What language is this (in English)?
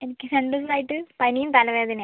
Malayalam